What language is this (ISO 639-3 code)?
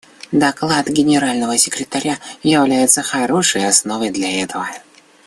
rus